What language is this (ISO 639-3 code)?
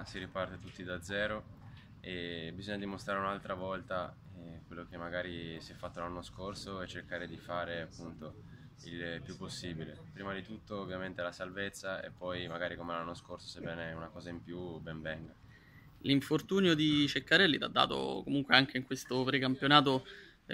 ita